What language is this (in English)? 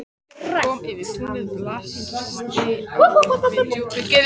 Icelandic